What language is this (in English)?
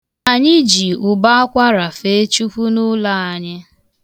Igbo